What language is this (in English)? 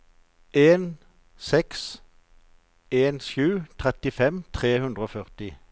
Norwegian